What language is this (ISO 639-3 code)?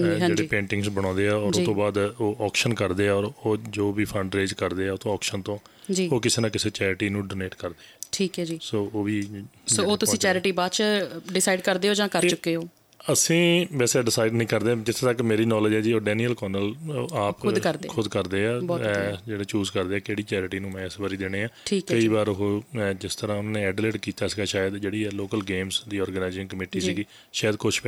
pan